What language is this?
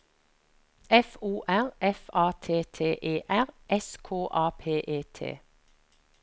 Norwegian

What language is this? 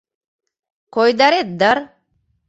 Mari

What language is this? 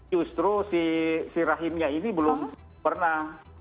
Indonesian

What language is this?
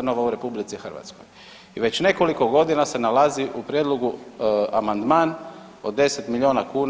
Croatian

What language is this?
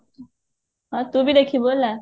Odia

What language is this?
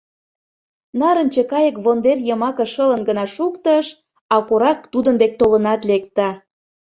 Mari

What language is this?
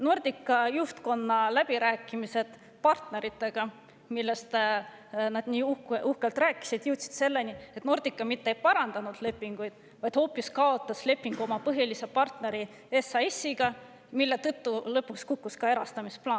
Estonian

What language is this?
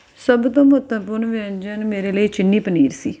Punjabi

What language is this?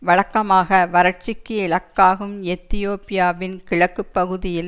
Tamil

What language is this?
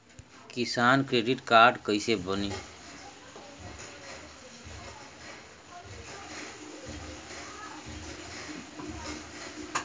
Bhojpuri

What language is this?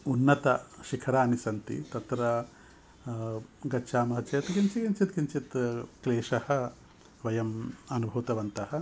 Sanskrit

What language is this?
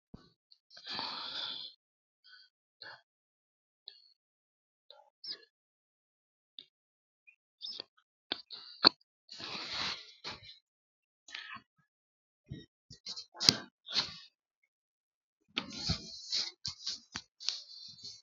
Sidamo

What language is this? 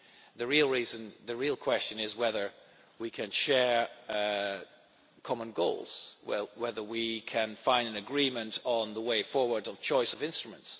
English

